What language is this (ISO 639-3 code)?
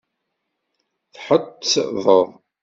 kab